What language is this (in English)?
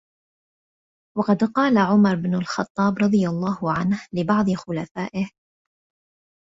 Arabic